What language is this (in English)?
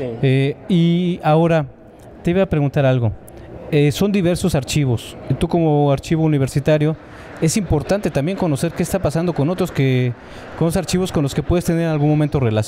Spanish